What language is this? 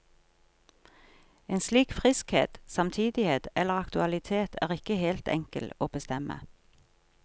Norwegian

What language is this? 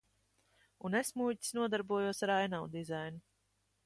Latvian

